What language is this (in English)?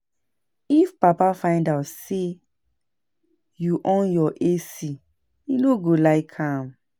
Nigerian Pidgin